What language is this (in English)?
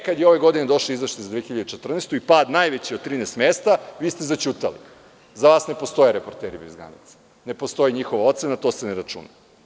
Serbian